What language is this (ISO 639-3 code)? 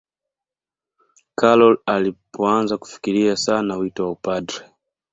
swa